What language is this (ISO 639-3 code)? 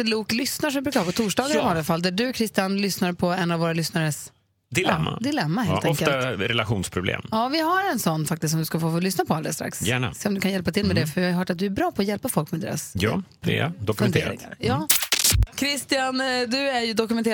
swe